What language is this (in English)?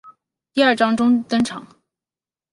Chinese